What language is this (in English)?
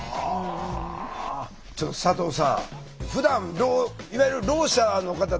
Japanese